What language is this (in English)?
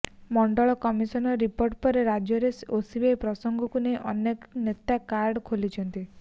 Odia